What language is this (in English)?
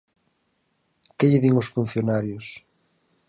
Galician